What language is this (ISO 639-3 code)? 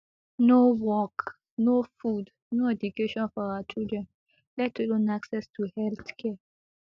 pcm